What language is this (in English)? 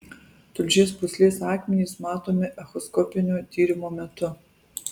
Lithuanian